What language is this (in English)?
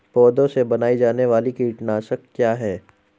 Hindi